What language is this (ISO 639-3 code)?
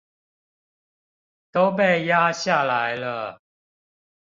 zho